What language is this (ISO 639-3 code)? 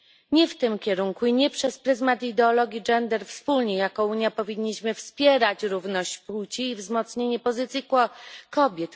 pol